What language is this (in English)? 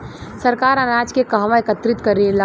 Bhojpuri